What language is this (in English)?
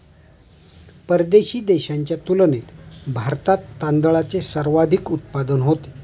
Marathi